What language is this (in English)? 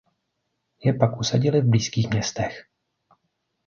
Czech